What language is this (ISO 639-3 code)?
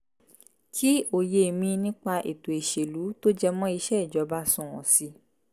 yor